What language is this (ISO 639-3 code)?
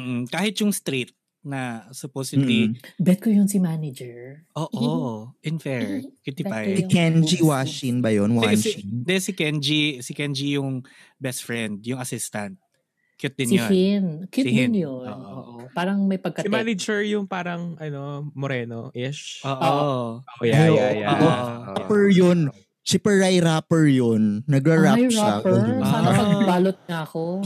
fil